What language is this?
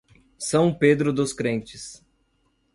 Portuguese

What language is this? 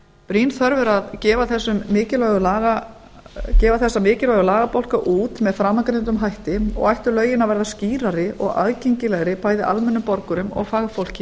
Icelandic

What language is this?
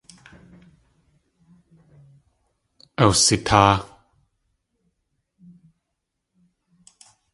Tlingit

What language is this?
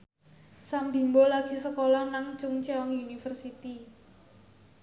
Javanese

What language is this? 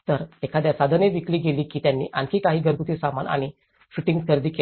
Marathi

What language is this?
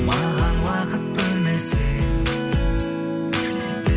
Kazakh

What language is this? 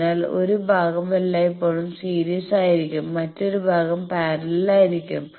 Malayalam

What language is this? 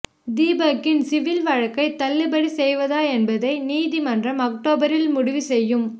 Tamil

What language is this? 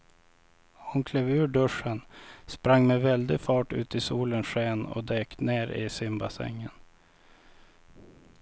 Swedish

